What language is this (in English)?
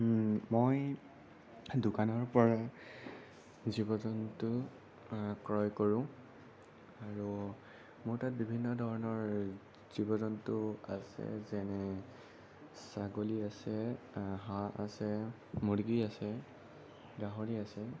Assamese